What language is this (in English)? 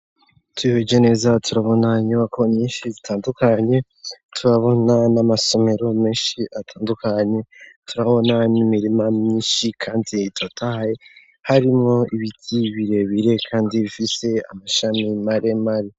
Rundi